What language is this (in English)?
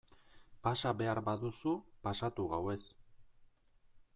Basque